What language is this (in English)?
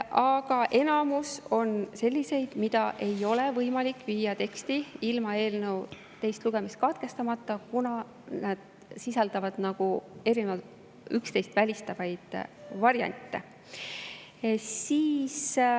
Estonian